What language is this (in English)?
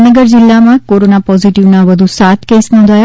Gujarati